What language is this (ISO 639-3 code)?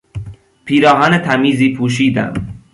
fas